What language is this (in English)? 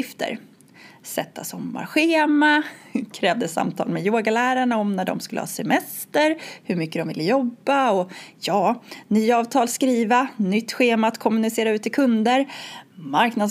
Swedish